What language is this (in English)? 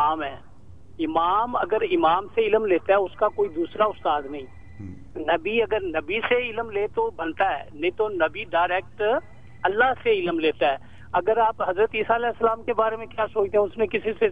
Urdu